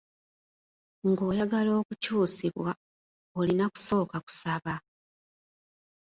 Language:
Ganda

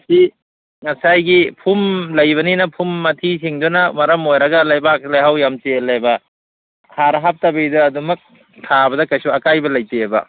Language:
Manipuri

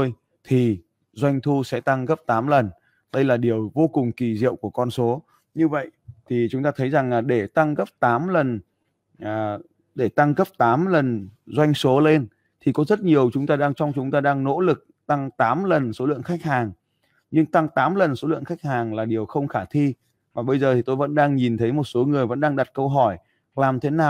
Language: Vietnamese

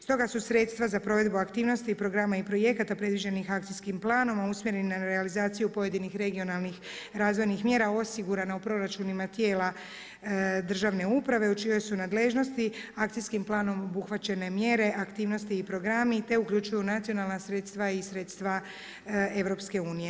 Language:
Croatian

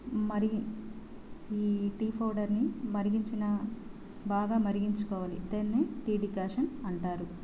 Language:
Telugu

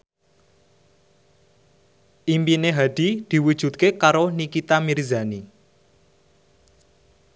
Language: Javanese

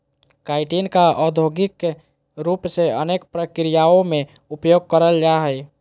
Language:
Magahi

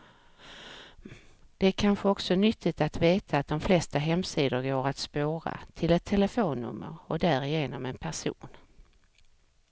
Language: Swedish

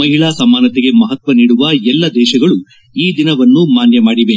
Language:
Kannada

